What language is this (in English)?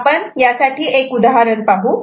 Marathi